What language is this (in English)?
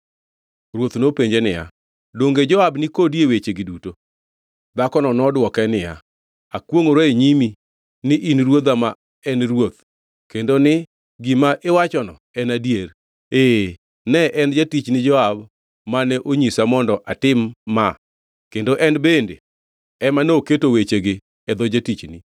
Luo (Kenya and Tanzania)